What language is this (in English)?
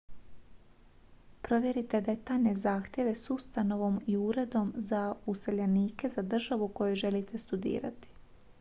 Croatian